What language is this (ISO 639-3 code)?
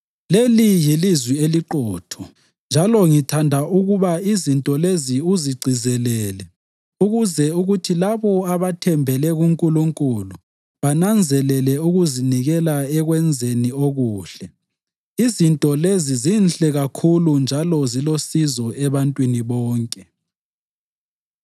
nde